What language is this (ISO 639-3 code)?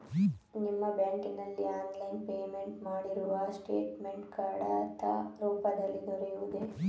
kan